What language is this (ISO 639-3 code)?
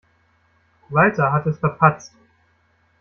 deu